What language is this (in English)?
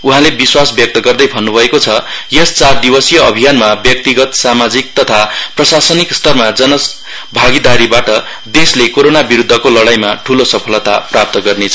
Nepali